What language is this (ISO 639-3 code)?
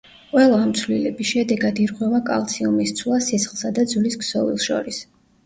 kat